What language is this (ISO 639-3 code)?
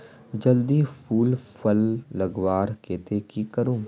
mag